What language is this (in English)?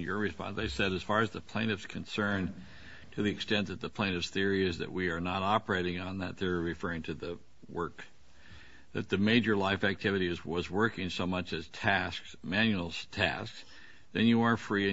English